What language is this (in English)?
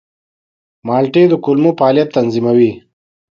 Pashto